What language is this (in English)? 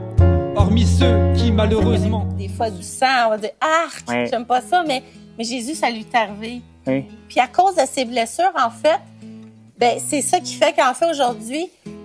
French